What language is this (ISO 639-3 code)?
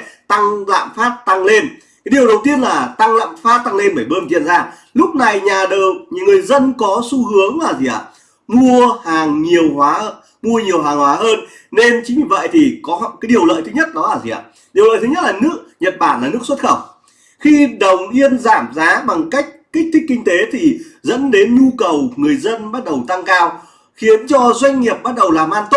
vie